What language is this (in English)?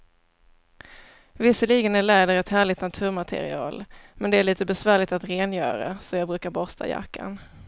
Swedish